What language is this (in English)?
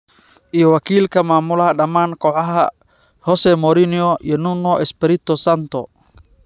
Somali